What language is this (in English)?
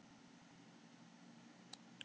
Icelandic